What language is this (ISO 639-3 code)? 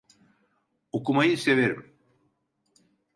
tur